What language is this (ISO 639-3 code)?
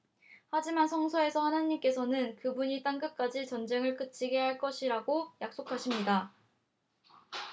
kor